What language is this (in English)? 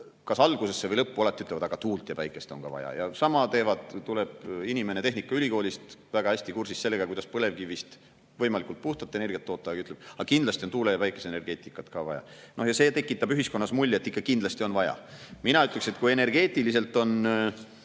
Estonian